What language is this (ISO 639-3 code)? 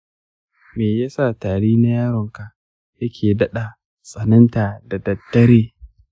hau